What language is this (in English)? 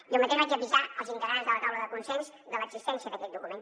Catalan